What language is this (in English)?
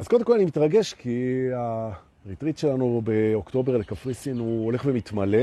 Hebrew